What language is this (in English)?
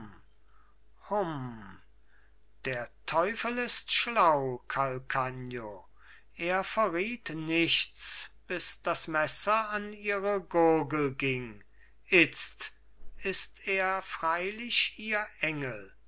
German